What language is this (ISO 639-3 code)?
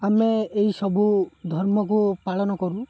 ori